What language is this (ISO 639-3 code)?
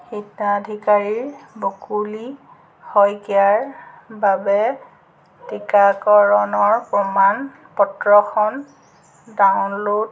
asm